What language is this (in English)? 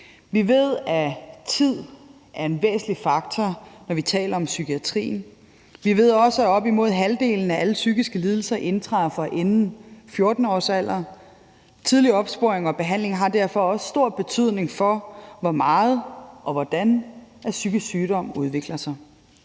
Danish